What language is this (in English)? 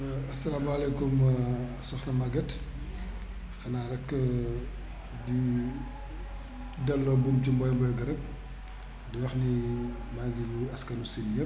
Wolof